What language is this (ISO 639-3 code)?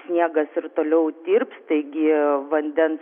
lit